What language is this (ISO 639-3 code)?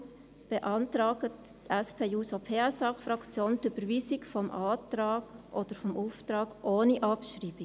gsw